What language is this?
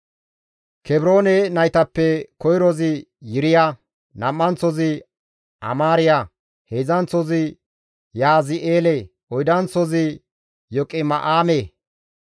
Gamo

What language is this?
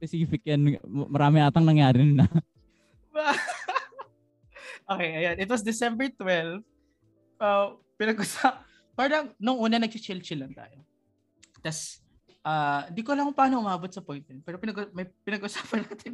Filipino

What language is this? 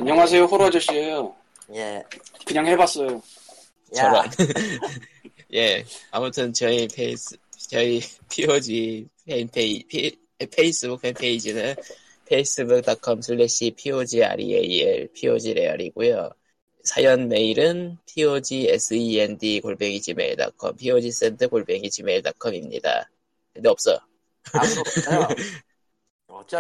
Korean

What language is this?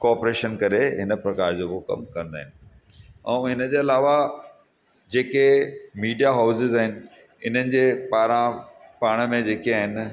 Sindhi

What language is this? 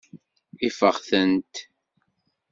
Kabyle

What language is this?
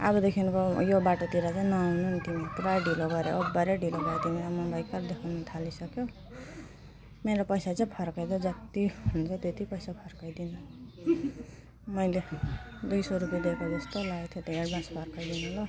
Nepali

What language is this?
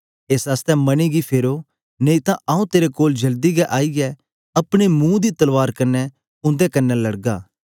Dogri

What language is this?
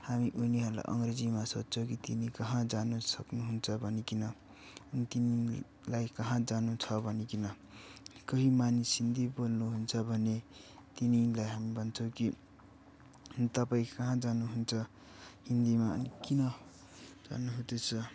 Nepali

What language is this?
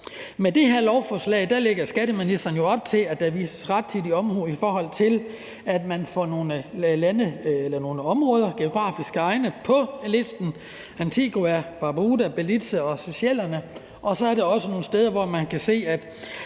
Danish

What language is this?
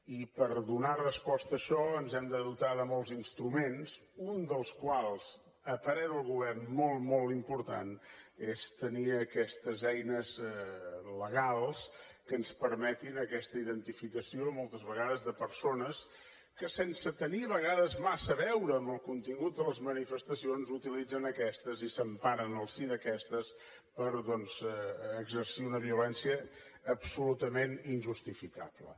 Catalan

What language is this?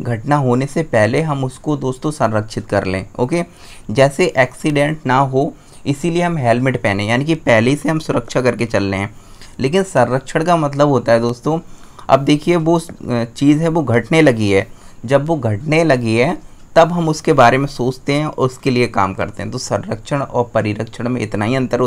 Hindi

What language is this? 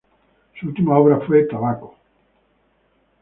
Spanish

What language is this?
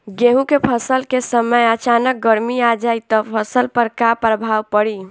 Bhojpuri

